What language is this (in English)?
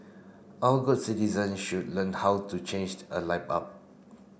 English